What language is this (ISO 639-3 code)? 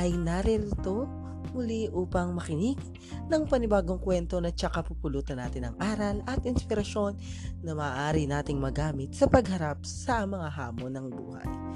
fil